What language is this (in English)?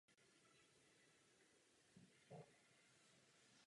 Czech